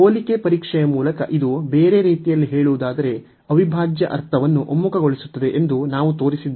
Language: Kannada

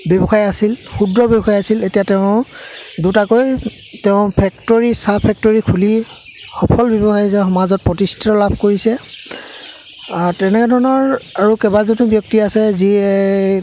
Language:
Assamese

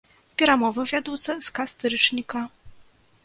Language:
Belarusian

